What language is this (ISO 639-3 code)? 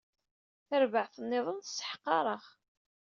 kab